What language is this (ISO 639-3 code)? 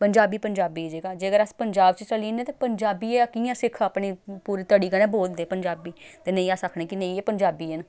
doi